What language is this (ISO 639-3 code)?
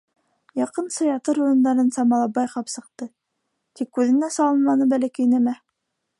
bak